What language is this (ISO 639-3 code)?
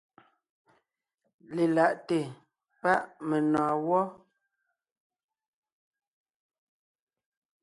nnh